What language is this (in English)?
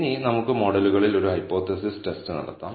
Malayalam